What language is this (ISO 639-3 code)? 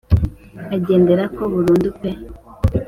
kin